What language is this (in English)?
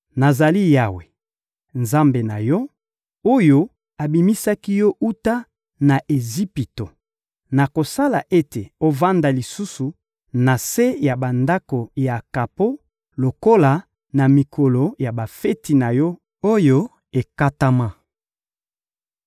Lingala